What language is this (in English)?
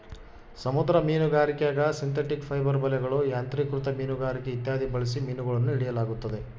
Kannada